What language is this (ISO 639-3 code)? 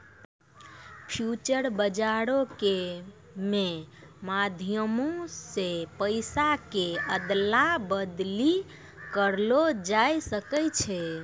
mai